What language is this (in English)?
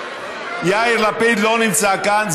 Hebrew